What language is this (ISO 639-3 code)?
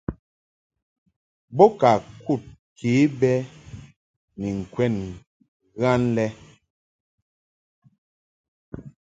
mhk